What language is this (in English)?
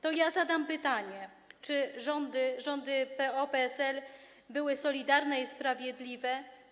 Polish